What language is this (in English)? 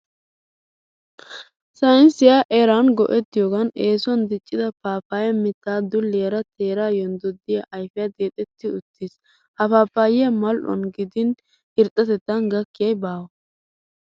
Wolaytta